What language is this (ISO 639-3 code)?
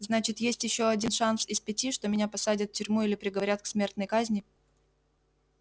rus